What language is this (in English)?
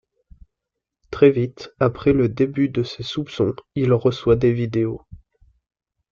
French